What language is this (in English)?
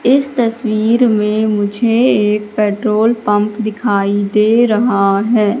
Hindi